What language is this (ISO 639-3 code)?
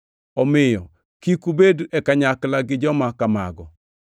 luo